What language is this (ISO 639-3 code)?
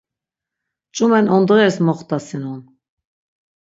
lzz